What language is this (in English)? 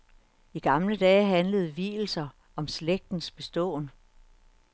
Danish